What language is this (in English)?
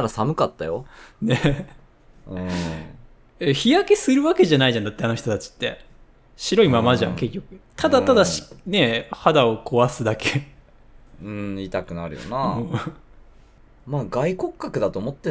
Japanese